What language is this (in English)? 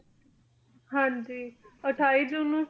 Punjabi